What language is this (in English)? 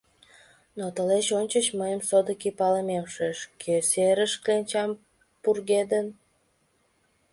Mari